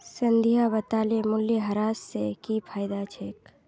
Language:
Magahi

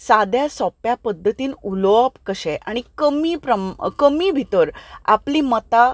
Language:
Konkani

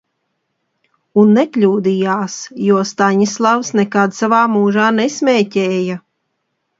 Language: Latvian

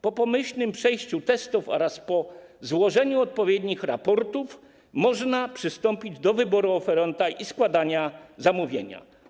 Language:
Polish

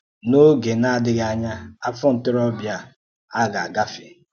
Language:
Igbo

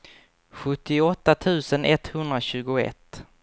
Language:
Swedish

